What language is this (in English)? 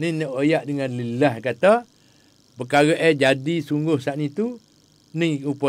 Malay